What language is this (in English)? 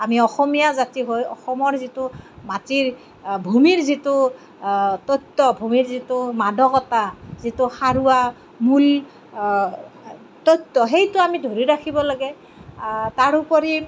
Assamese